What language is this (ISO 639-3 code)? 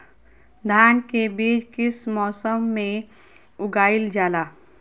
mag